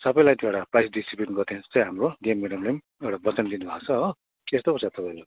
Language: Nepali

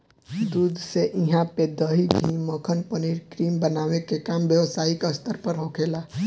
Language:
Bhojpuri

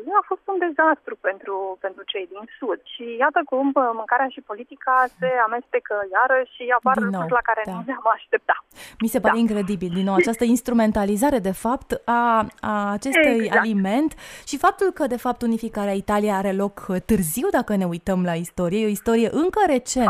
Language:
Romanian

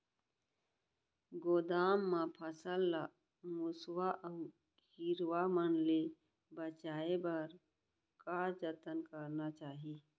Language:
Chhattisgarhi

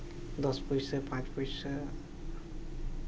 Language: Santali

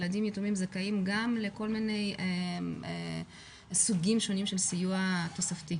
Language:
Hebrew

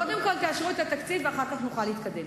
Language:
Hebrew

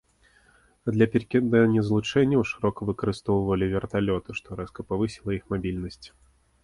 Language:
Belarusian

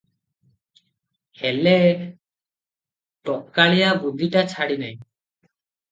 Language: Odia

